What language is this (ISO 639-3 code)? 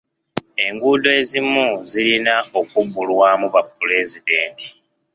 lug